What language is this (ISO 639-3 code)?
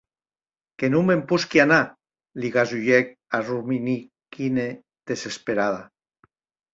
oci